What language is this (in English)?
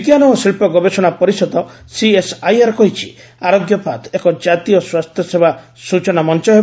Odia